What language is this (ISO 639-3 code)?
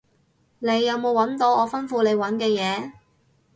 yue